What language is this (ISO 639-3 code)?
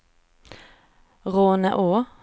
swe